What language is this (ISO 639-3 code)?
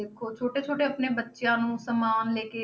pan